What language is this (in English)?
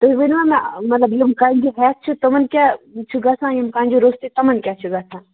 Kashmiri